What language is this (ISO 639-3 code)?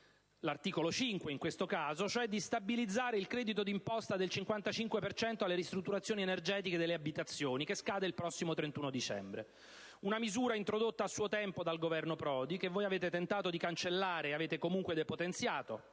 ita